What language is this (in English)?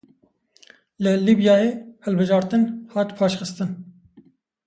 Kurdish